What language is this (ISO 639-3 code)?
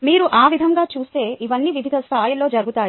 tel